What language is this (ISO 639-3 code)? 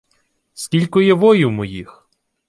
ukr